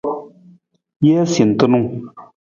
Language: Nawdm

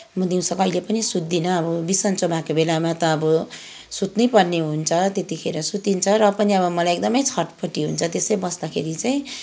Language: Nepali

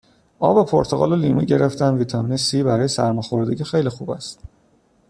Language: Persian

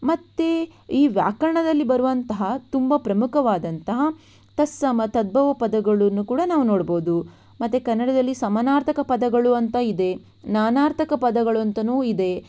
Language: Kannada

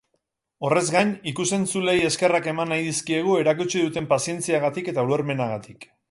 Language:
Basque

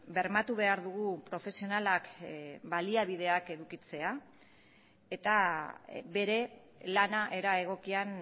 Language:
Basque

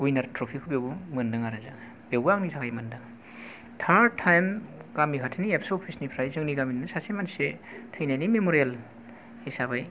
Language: Bodo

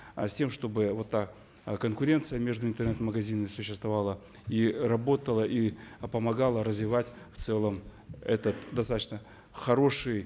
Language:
Kazakh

